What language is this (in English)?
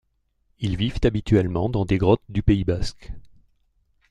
French